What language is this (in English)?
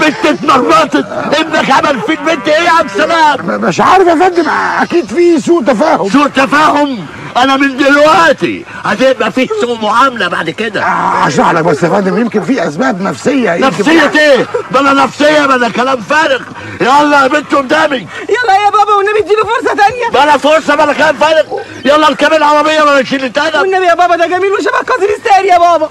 Arabic